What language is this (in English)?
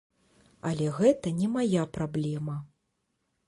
Belarusian